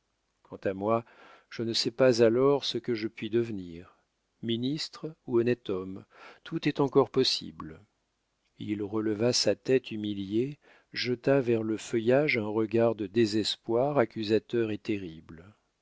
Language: French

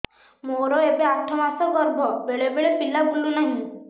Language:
Odia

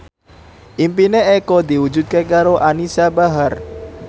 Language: Javanese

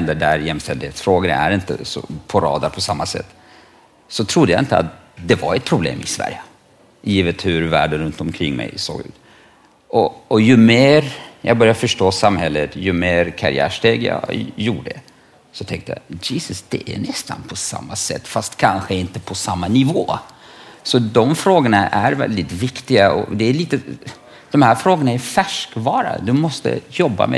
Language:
Swedish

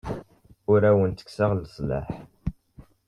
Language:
Kabyle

